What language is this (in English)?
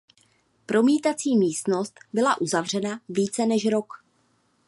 Czech